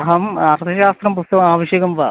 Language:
Sanskrit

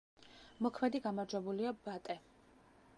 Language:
Georgian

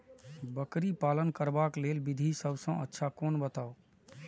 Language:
Maithili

